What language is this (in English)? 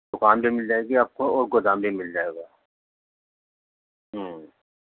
Urdu